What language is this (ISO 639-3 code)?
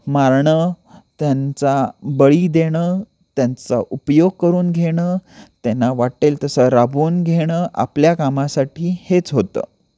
mar